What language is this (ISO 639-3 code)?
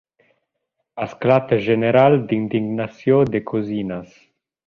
cat